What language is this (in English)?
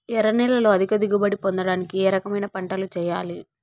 Telugu